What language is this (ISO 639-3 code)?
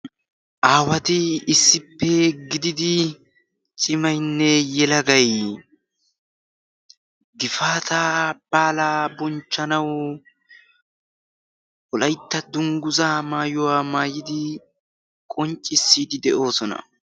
wal